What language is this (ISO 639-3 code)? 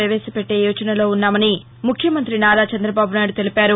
tel